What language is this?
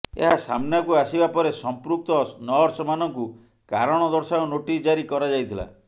Odia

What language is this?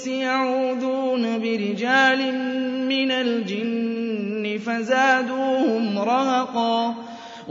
Arabic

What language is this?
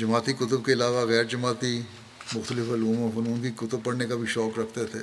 Urdu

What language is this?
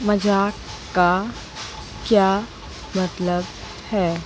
Hindi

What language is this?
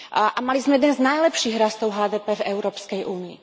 Slovak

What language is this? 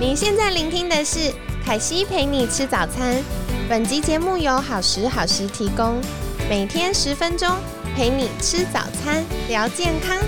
Chinese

